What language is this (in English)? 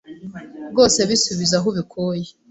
Kinyarwanda